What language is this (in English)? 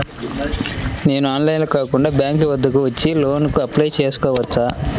Telugu